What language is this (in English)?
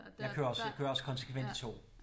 Danish